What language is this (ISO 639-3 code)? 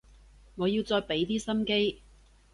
yue